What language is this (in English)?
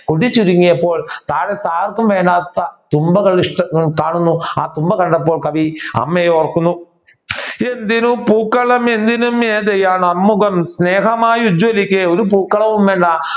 Malayalam